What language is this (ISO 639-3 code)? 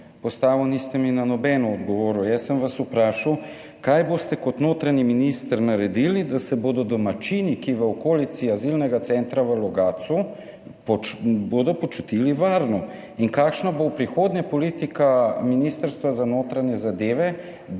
slv